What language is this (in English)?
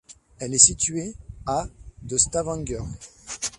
French